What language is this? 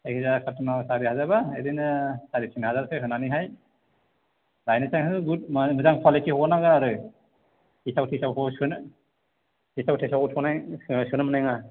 Bodo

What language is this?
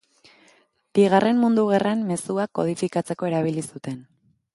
Basque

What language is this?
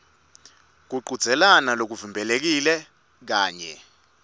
Swati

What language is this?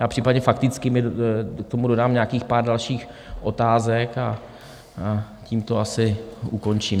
Czech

